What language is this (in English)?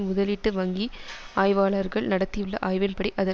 Tamil